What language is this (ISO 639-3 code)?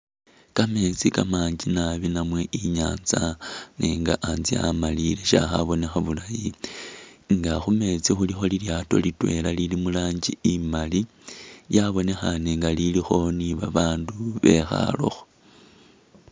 myx